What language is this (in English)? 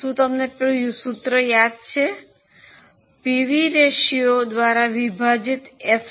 Gujarati